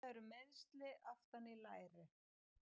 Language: Icelandic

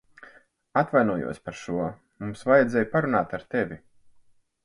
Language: Latvian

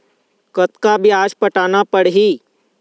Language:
Chhattisgarhi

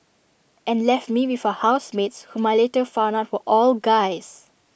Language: English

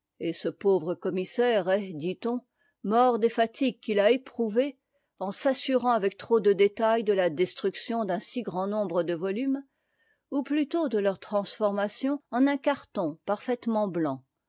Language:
French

